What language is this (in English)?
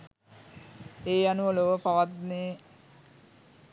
Sinhala